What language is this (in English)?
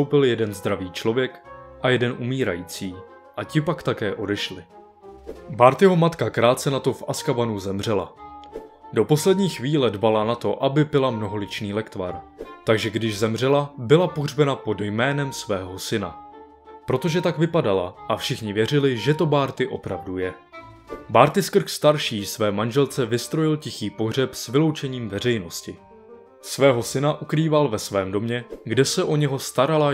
Czech